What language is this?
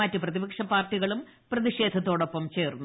Malayalam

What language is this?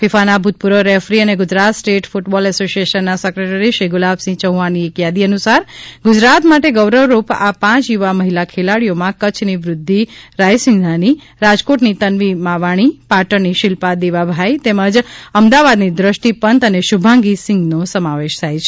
Gujarati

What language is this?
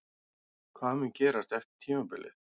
Icelandic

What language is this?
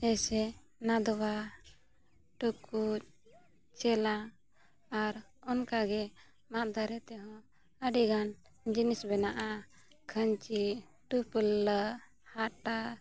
Santali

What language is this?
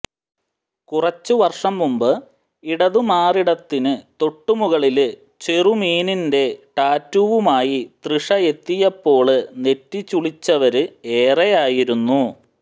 Malayalam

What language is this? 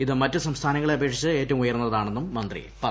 Malayalam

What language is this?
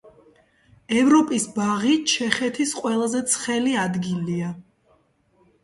Georgian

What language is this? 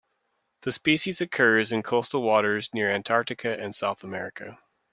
English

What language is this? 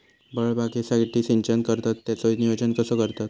Marathi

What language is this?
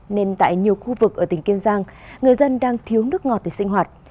Vietnamese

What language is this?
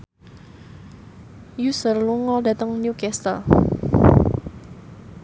Javanese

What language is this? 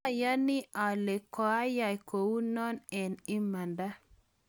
Kalenjin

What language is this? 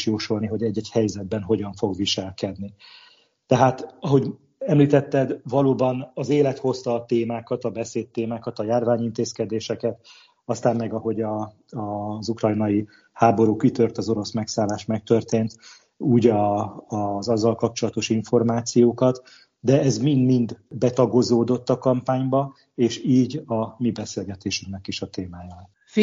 Hungarian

